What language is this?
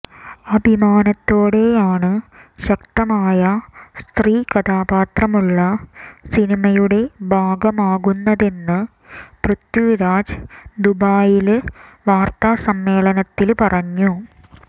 Malayalam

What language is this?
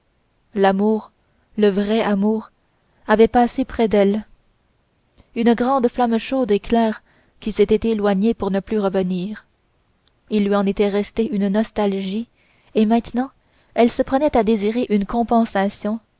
French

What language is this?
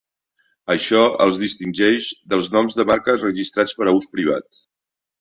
Catalan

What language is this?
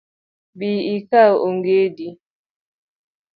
Luo (Kenya and Tanzania)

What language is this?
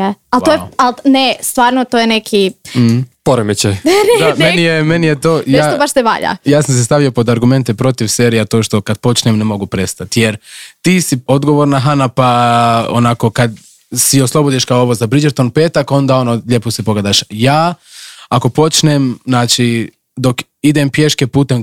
Croatian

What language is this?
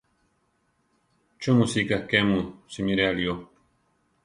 Central Tarahumara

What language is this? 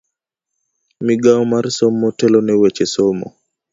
Luo (Kenya and Tanzania)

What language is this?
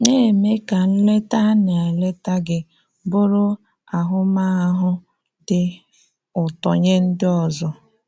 Igbo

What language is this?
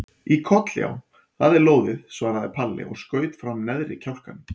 Icelandic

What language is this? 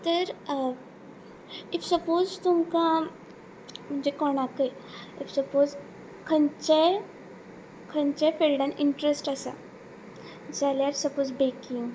Konkani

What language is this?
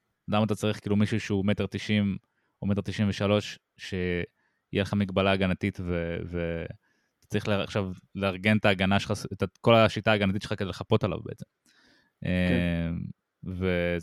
Hebrew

